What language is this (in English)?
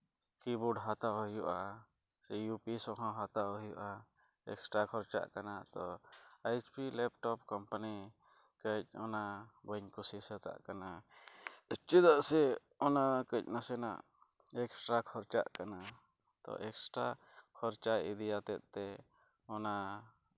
Santali